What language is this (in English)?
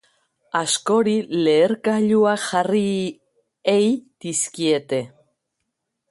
Basque